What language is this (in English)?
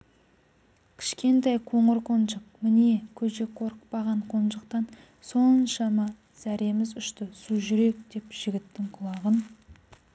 Kazakh